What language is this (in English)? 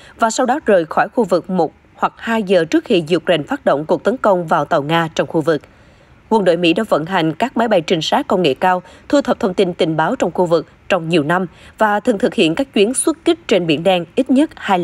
Vietnamese